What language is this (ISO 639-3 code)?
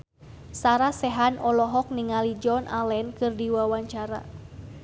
sun